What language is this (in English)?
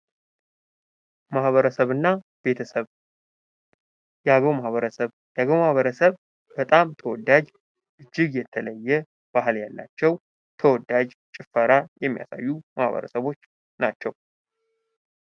Amharic